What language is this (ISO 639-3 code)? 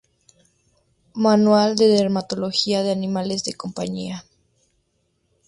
spa